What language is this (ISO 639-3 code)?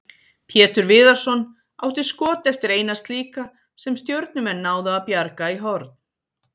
isl